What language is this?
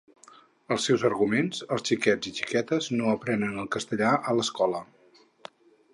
Catalan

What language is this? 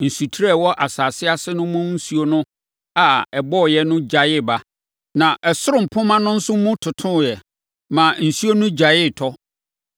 Akan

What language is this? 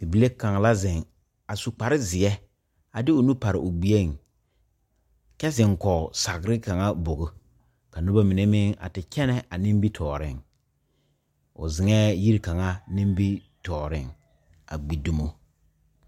Southern Dagaare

